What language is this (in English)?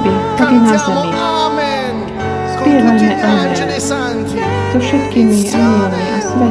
Slovak